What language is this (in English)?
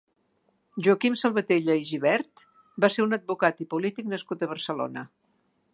Catalan